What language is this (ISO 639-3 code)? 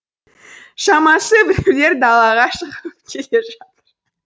kaz